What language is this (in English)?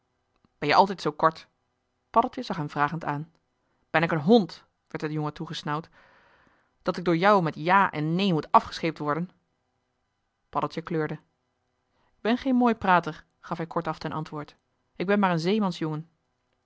Dutch